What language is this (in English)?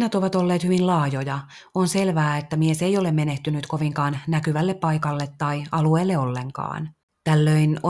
Finnish